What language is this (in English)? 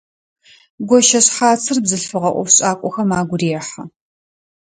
Adyghe